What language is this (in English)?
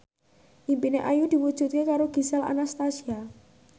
Javanese